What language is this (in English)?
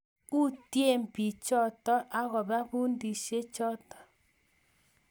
Kalenjin